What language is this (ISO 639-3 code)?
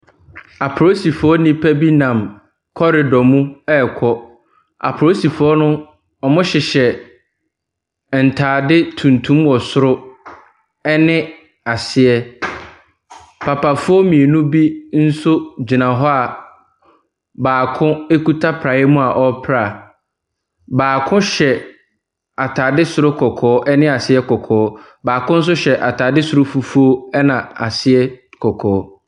aka